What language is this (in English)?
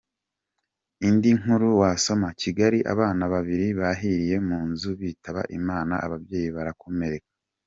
Kinyarwanda